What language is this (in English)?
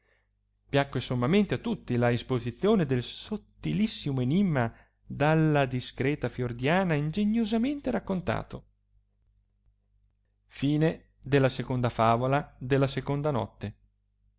Italian